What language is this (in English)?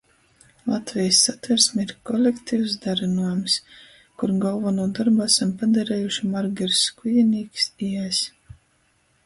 Latgalian